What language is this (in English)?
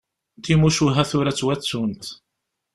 Kabyle